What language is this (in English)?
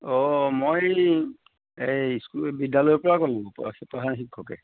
Assamese